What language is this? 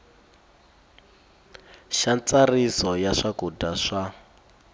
Tsonga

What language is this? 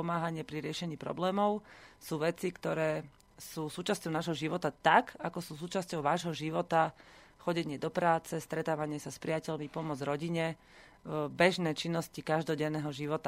Slovak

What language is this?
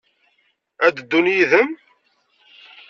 Kabyle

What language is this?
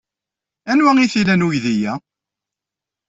Kabyle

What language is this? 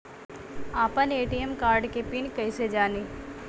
Bhojpuri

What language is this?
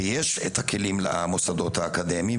Hebrew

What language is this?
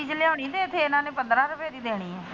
Punjabi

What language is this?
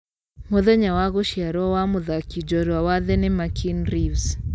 Kikuyu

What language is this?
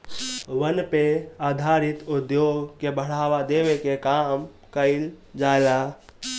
Bhojpuri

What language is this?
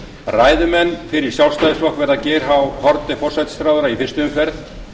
Icelandic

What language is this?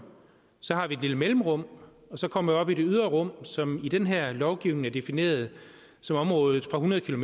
Danish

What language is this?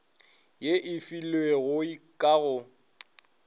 Northern Sotho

